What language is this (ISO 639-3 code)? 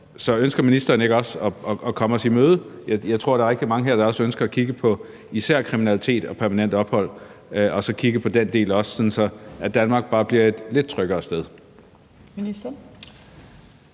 dan